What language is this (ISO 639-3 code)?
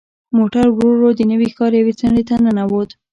pus